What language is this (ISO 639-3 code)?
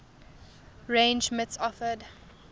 eng